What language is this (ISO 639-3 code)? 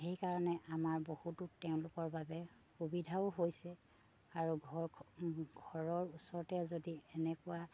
asm